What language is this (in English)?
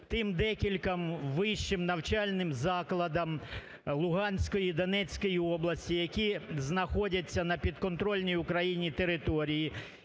Ukrainian